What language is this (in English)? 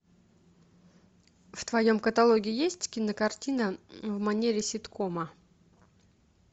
Russian